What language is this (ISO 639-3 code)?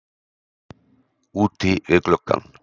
isl